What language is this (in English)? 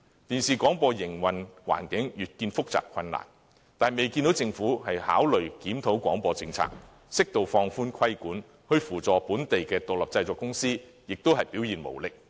Cantonese